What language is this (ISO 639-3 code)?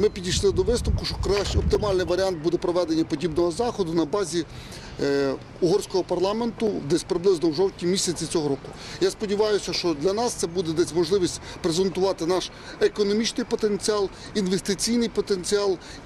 ukr